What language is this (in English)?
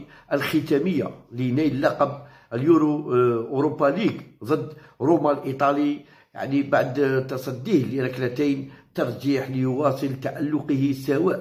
Arabic